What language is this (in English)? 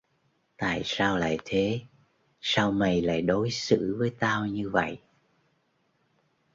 Vietnamese